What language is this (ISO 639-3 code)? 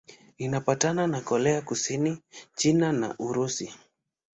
swa